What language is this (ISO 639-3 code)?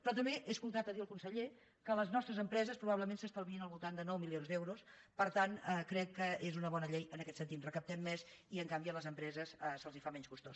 cat